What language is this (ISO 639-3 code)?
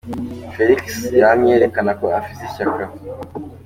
kin